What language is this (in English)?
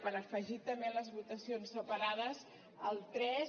Catalan